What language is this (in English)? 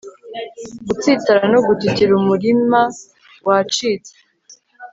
Kinyarwanda